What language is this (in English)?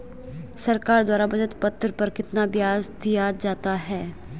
Hindi